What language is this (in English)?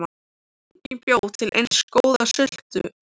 Icelandic